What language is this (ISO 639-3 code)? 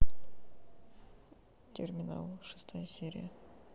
rus